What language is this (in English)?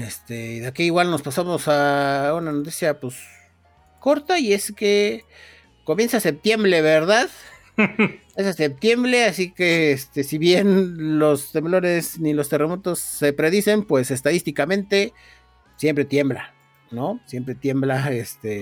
Spanish